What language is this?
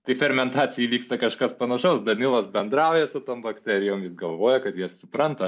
Lithuanian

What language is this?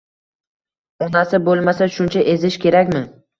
Uzbek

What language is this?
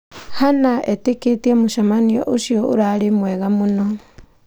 Kikuyu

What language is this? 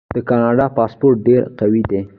Pashto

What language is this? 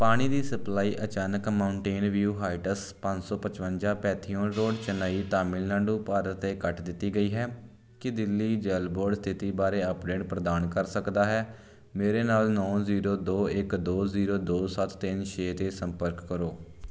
Punjabi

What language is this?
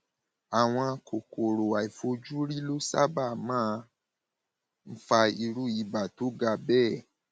Yoruba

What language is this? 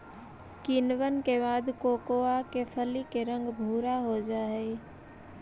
Magahi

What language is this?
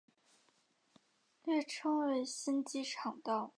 Chinese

